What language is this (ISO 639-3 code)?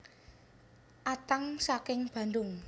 jav